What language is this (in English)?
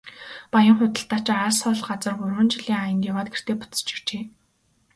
Mongolian